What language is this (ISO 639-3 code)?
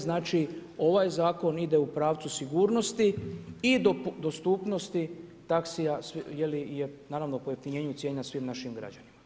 hrv